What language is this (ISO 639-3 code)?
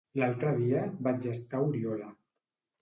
cat